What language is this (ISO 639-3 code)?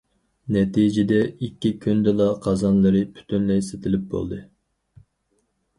uig